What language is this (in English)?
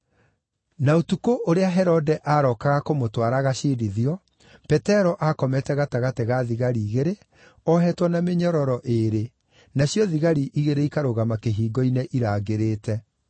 Kikuyu